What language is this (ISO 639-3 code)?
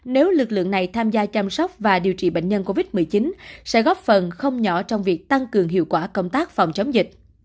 vie